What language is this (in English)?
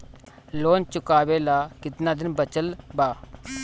Bhojpuri